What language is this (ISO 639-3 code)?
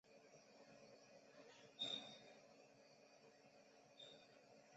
zho